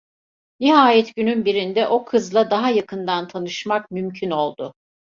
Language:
Turkish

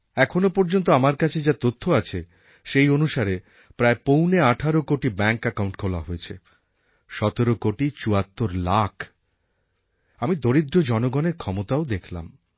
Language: Bangla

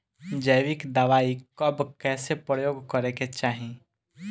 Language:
Bhojpuri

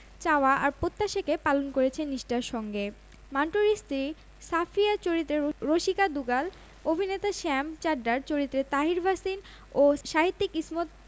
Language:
Bangla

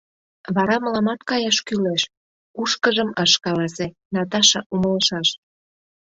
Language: Mari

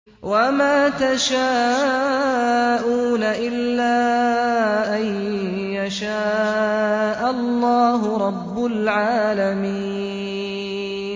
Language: Arabic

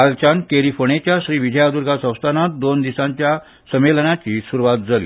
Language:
Konkani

